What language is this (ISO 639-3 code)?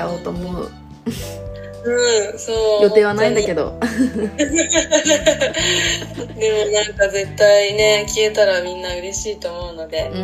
jpn